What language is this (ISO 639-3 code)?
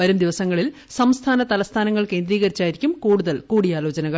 mal